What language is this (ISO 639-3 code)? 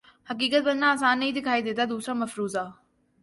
urd